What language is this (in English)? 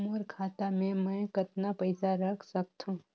Chhattisgarhi